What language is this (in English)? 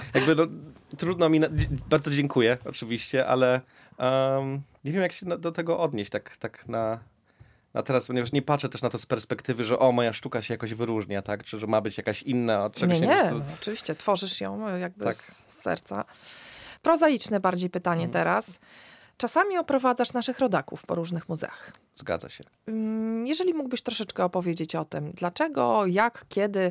Polish